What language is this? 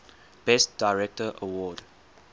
English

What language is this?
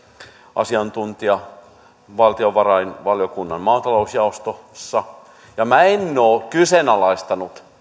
Finnish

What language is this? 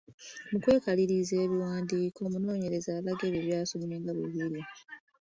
Ganda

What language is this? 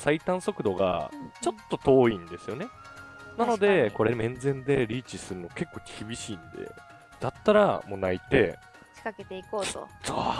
Japanese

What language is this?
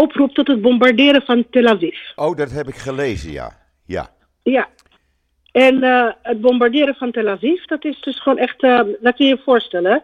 Dutch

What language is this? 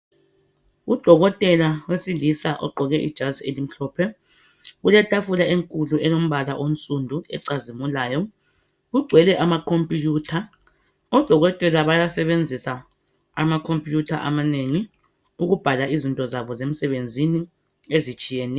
North Ndebele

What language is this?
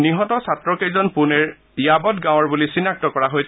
Assamese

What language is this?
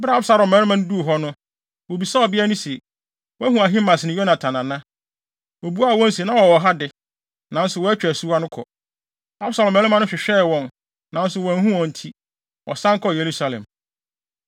Akan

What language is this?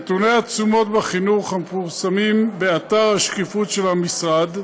Hebrew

